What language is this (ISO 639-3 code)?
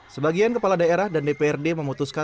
ind